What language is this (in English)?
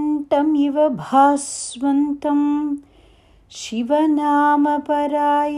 Tamil